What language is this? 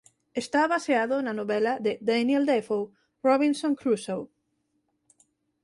Galician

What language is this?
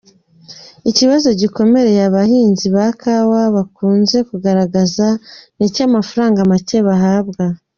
Kinyarwanda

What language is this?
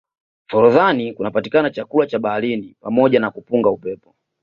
Swahili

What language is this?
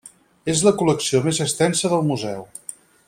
Catalan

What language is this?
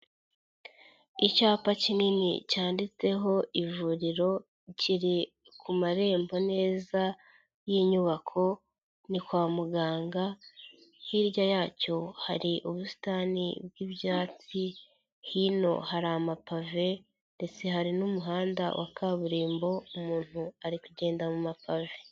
Kinyarwanda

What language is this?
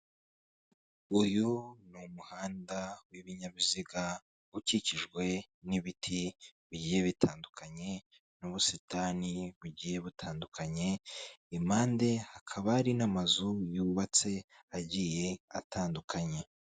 Kinyarwanda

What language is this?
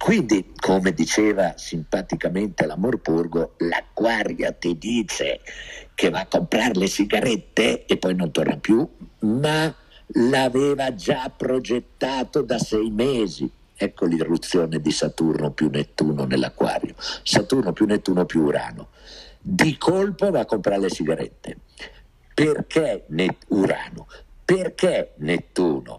Italian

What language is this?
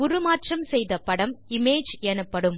Tamil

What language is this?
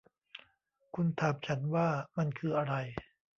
Thai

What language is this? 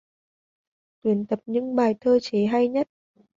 Vietnamese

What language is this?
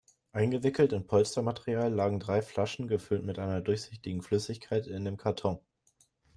German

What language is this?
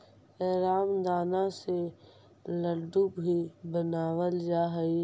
Magahi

